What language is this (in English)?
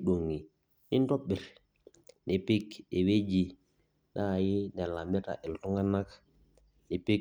Masai